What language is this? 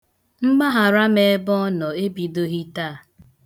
Igbo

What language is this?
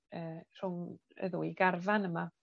Welsh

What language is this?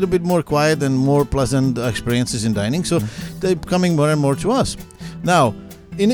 English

